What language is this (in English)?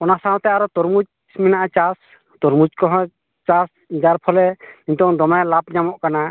Santali